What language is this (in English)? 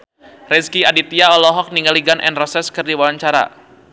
Sundanese